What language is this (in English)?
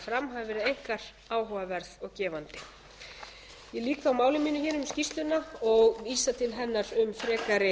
Icelandic